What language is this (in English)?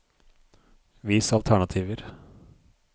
Norwegian